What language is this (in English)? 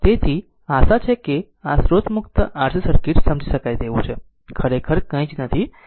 Gujarati